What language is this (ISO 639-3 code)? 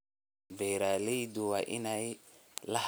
som